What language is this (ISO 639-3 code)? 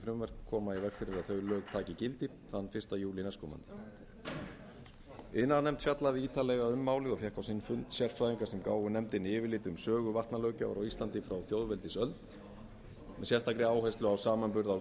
isl